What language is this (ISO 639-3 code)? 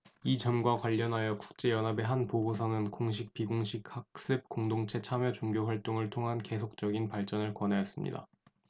kor